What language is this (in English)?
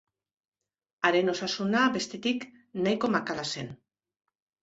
Basque